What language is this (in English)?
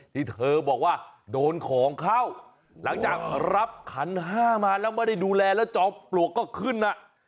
Thai